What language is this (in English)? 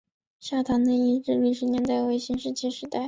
Chinese